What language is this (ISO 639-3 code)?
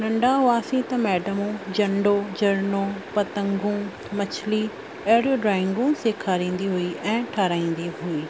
snd